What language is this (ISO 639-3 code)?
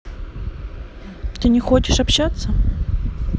rus